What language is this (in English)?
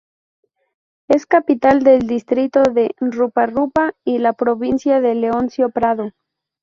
Spanish